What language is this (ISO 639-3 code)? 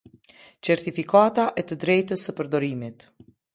sqi